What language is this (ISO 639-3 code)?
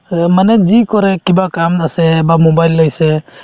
asm